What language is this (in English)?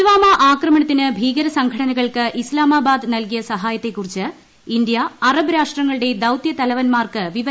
Malayalam